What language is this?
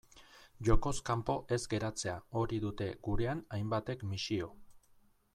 Basque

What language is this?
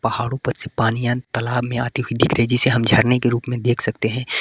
Hindi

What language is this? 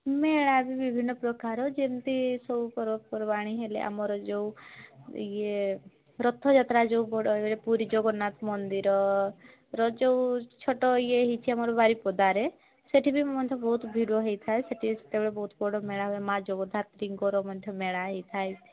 Odia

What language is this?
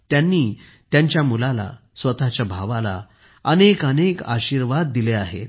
Marathi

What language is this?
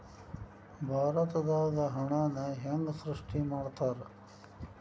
Kannada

